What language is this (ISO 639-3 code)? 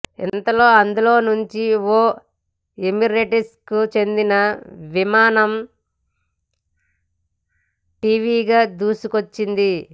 tel